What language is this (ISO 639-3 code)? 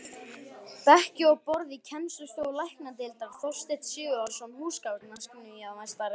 isl